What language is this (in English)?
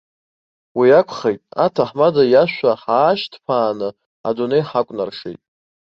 Abkhazian